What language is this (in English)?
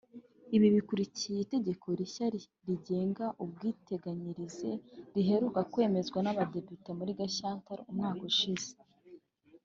Kinyarwanda